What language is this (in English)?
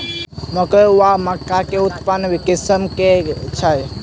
Maithili